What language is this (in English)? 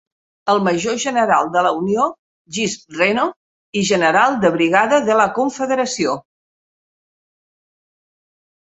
Catalan